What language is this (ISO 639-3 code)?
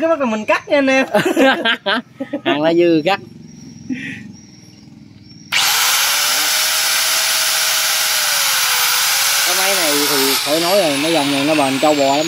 vie